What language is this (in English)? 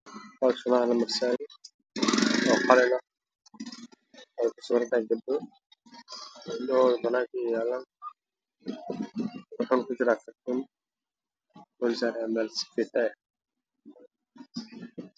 Somali